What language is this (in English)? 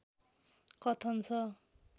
Nepali